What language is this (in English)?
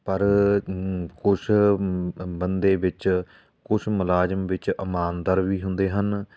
Punjabi